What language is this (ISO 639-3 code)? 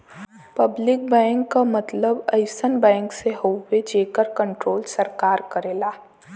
bho